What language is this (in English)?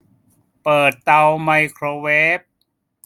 Thai